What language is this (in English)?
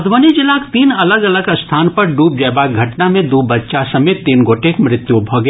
Maithili